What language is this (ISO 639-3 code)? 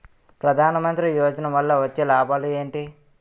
tel